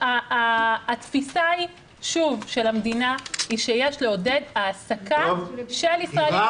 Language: Hebrew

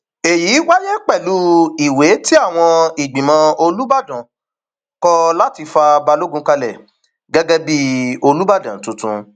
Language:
Yoruba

